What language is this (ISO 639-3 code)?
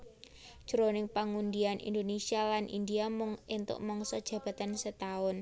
jav